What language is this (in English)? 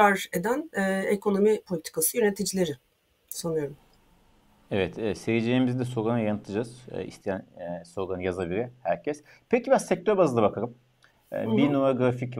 Turkish